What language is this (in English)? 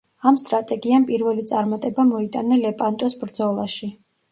Georgian